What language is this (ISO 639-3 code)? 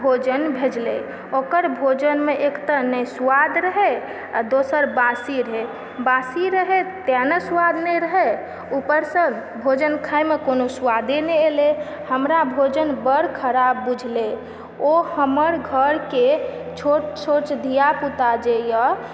mai